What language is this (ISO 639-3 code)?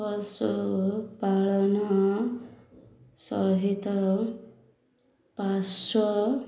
ori